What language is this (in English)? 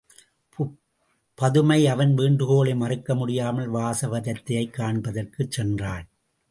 Tamil